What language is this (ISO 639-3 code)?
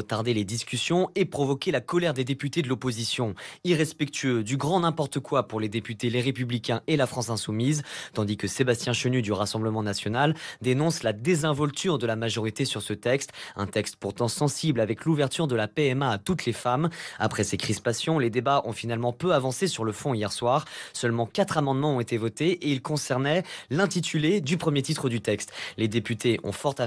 fra